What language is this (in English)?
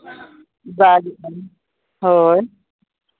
Santali